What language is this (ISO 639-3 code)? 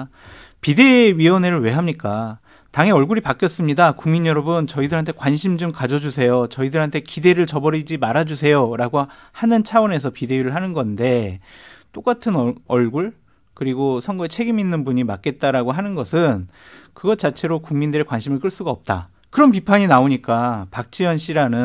kor